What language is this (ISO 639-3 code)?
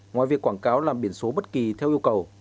vie